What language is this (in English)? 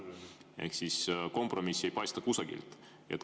Estonian